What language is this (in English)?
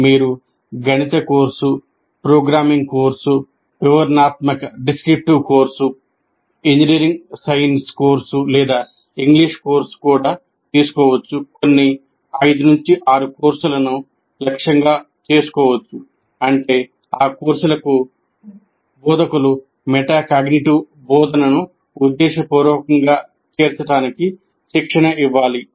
Telugu